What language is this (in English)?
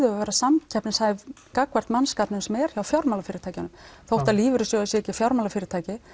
Icelandic